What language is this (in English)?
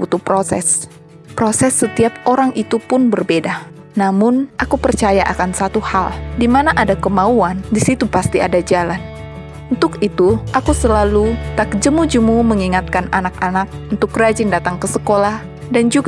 Indonesian